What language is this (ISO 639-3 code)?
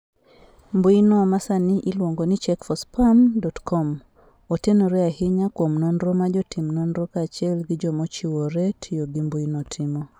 luo